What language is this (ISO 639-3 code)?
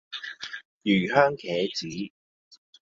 yue